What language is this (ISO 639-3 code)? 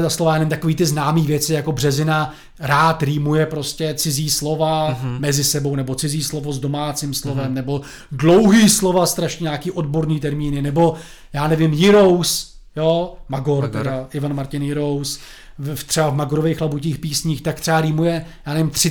ces